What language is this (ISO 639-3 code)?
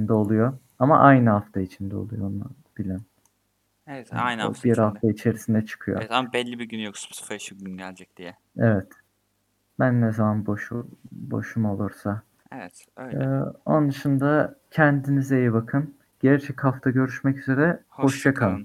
tur